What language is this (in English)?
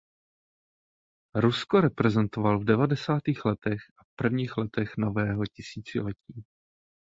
Czech